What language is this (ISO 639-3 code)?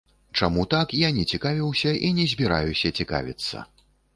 bel